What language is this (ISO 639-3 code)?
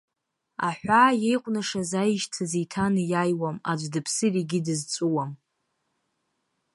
abk